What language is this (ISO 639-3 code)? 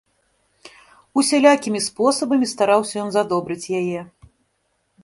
bel